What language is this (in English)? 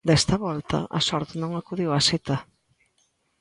Galician